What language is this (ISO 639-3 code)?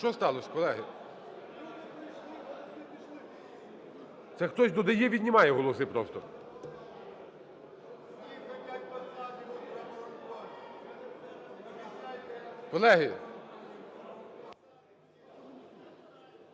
ukr